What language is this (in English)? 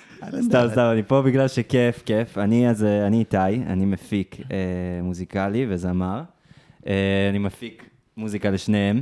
Hebrew